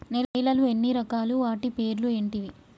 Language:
Telugu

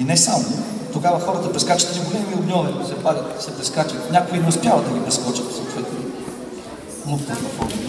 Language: Bulgarian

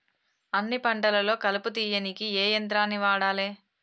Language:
Telugu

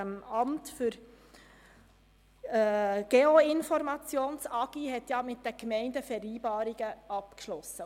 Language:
Swiss German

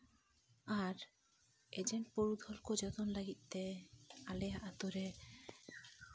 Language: Santali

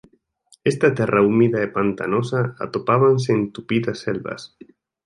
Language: Galician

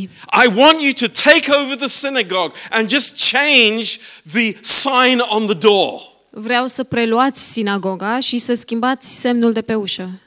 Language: Romanian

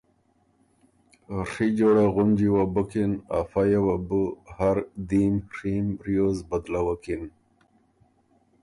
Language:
Ormuri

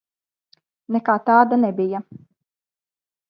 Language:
Latvian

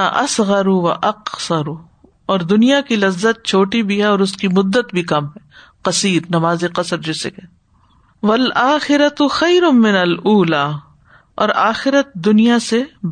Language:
Urdu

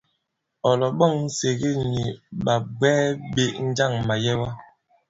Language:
Bankon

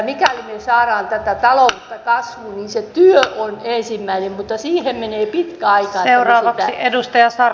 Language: Finnish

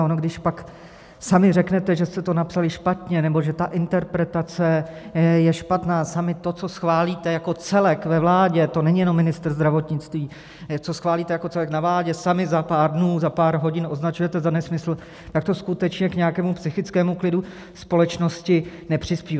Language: Czech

